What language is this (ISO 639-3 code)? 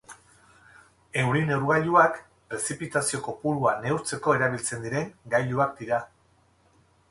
eus